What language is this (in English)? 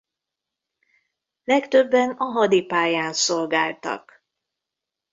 Hungarian